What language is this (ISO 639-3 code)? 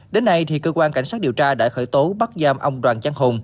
vie